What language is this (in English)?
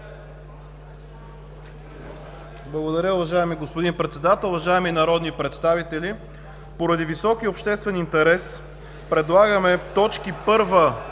Bulgarian